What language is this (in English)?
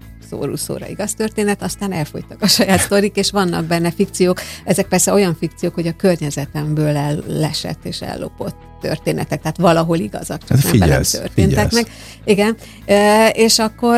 Hungarian